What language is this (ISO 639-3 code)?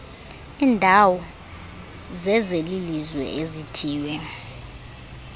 xho